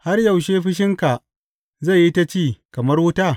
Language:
Hausa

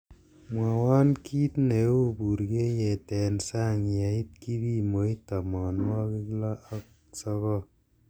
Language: Kalenjin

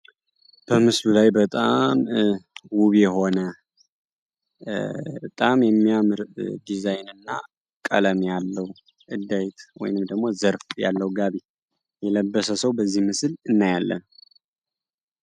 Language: Amharic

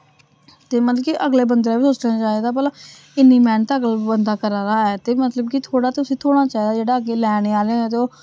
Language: Dogri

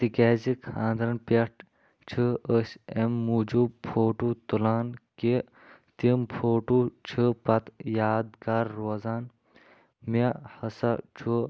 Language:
Kashmiri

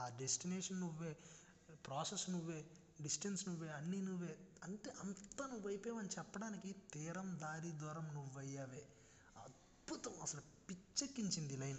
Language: Telugu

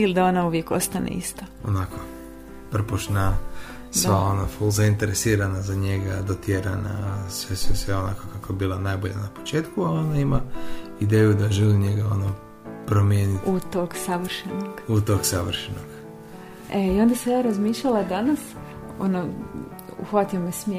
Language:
Croatian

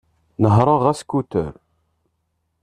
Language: Kabyle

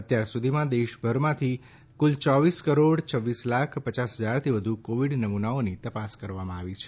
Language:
Gujarati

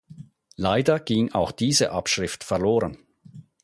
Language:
German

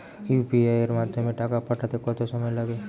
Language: Bangla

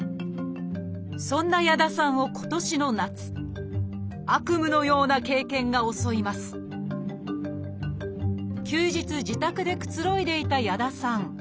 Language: Japanese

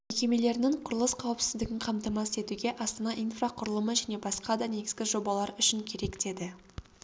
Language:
Kazakh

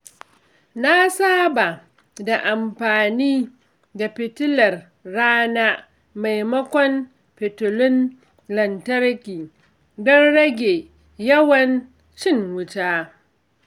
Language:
Hausa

